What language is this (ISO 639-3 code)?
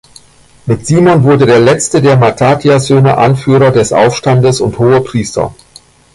deu